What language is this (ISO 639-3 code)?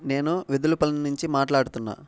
tel